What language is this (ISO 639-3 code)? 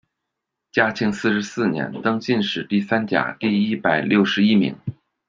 zho